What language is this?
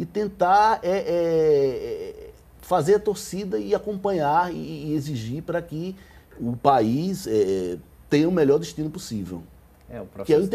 Portuguese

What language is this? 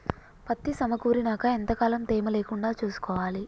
Telugu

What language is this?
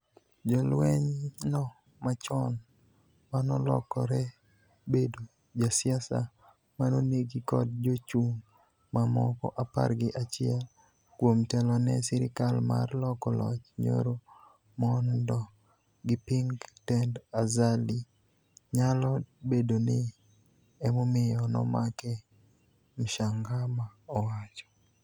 Luo (Kenya and Tanzania)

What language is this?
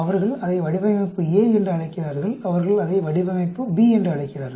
Tamil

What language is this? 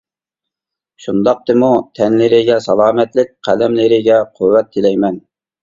Uyghur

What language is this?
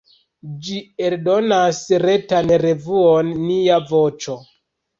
Esperanto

